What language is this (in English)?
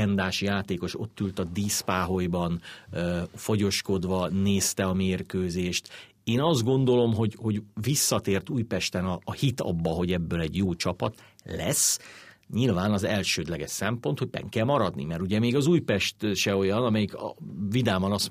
Hungarian